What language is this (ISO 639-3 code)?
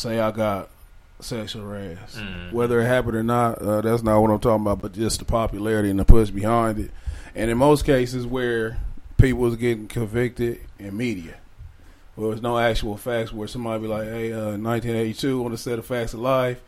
eng